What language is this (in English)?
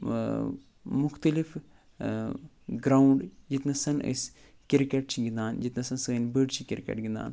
Kashmiri